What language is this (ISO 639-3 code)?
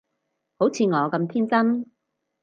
yue